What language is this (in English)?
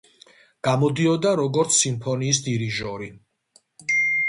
Georgian